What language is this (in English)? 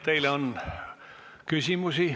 Estonian